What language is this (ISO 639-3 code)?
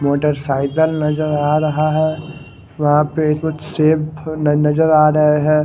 hin